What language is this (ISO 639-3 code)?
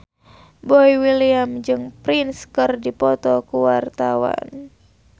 sun